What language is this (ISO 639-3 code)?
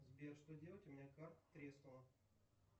rus